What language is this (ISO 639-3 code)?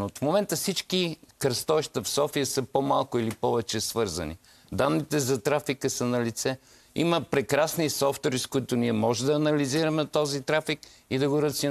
bul